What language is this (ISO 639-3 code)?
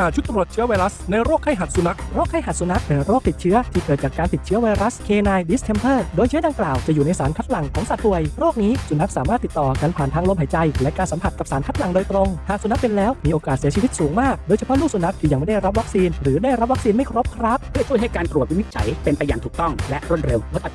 tha